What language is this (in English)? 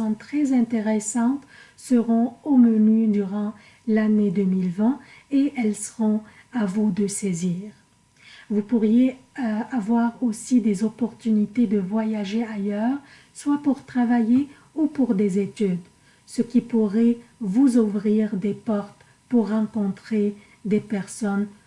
French